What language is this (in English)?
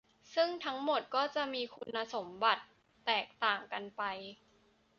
Thai